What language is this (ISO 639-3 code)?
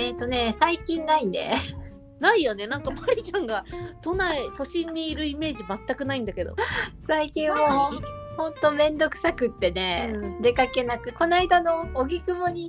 jpn